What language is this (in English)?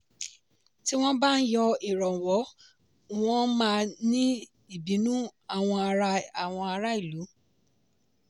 Yoruba